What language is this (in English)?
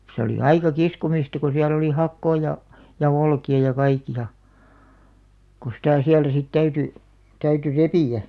Finnish